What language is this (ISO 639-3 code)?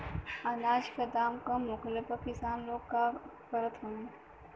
bho